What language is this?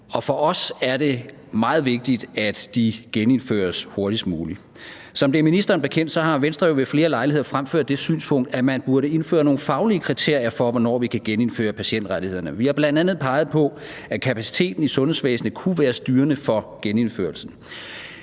Danish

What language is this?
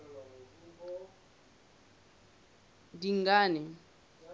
Southern Sotho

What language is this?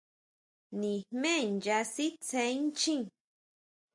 Huautla Mazatec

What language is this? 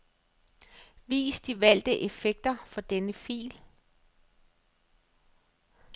Danish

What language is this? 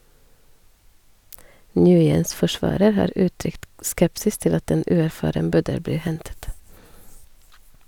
Norwegian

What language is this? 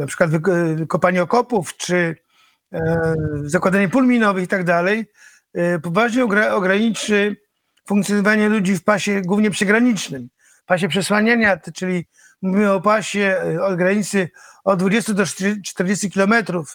Polish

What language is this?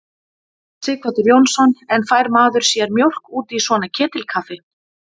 Icelandic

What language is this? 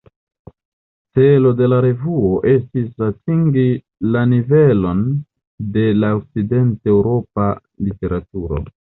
Esperanto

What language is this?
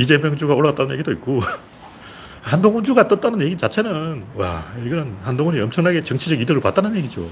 Korean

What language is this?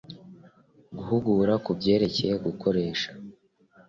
Kinyarwanda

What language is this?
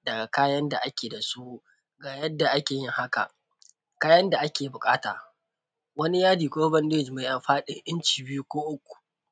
Hausa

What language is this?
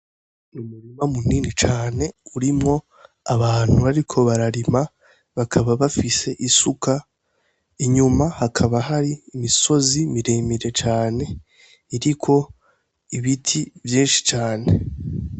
Rundi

